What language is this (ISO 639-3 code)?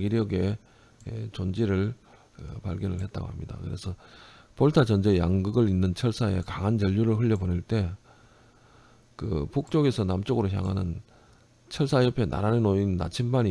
kor